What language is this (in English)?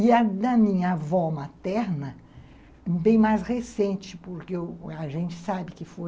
Portuguese